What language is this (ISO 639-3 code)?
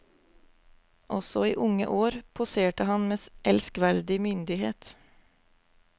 nor